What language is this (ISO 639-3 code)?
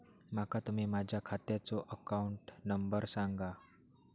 mar